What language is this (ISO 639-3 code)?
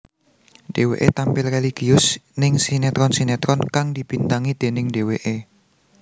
jav